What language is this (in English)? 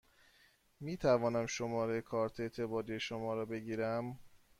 Persian